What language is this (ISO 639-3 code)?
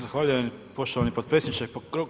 hrv